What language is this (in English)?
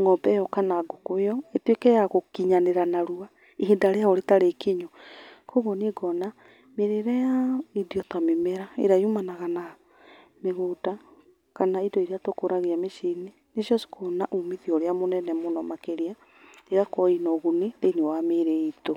Kikuyu